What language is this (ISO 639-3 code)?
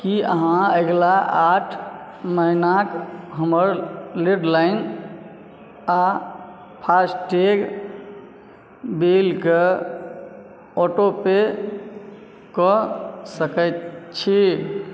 mai